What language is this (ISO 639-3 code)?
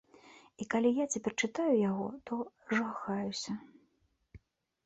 bel